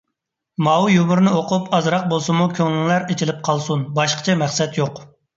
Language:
Uyghur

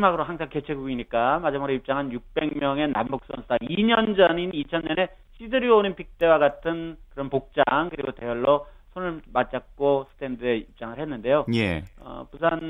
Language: Korean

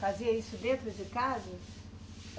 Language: Portuguese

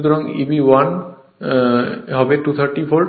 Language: Bangla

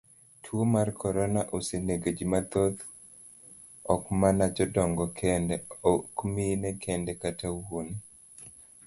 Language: Luo (Kenya and Tanzania)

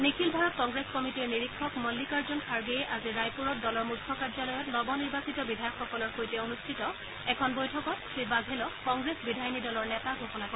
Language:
Assamese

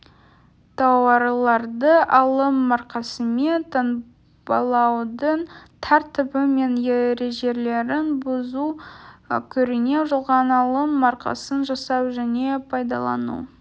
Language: Kazakh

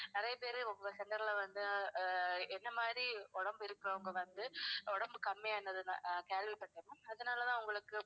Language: Tamil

